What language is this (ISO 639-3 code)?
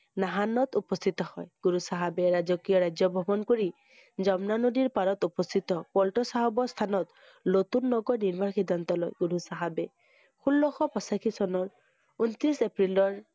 asm